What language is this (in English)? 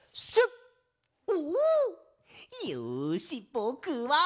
Japanese